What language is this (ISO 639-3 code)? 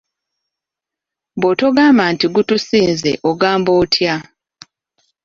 lug